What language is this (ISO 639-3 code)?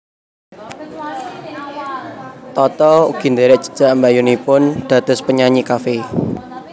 jav